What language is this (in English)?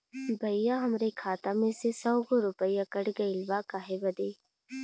Bhojpuri